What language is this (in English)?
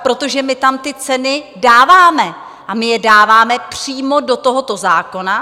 Czech